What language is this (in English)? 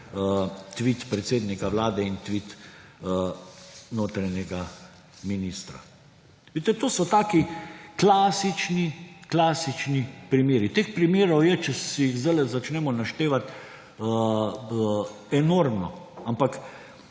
Slovenian